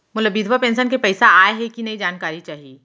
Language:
Chhattisgarhi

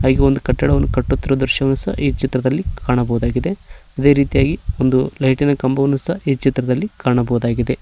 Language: Kannada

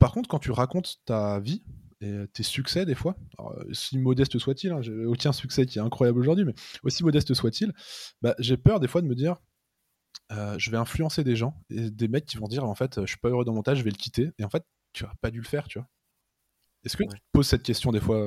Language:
French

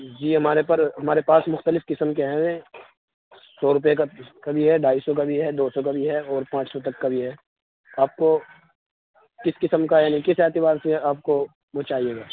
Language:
Urdu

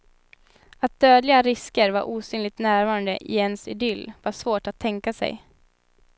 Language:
Swedish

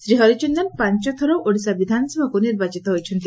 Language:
Odia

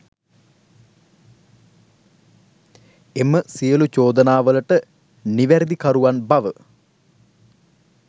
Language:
Sinhala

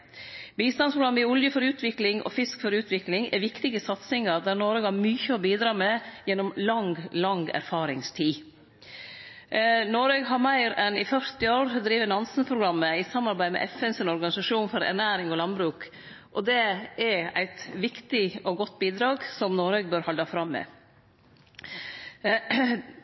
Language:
Norwegian Nynorsk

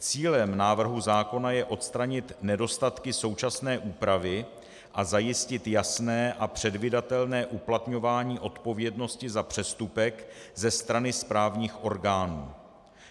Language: Czech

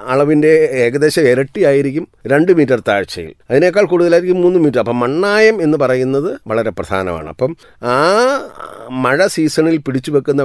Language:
Malayalam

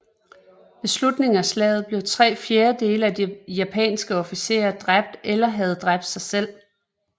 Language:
Danish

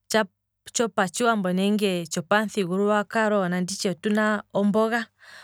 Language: Kwambi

